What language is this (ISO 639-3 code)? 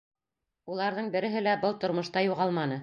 bak